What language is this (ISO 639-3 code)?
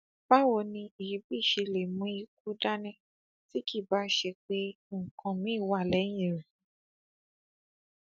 yor